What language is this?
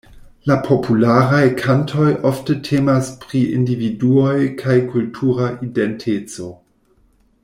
Esperanto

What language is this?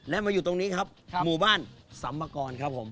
Thai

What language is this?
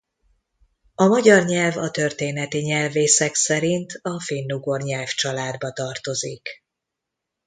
Hungarian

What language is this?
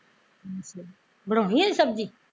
Punjabi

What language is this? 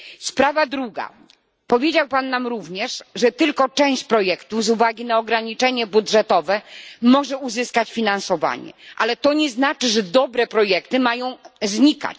Polish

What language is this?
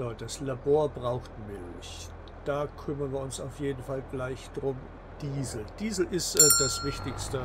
German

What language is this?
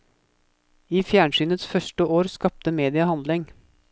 Norwegian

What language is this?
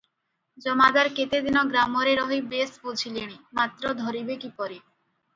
Odia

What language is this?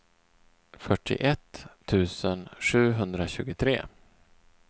Swedish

